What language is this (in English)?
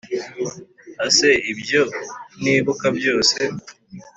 Kinyarwanda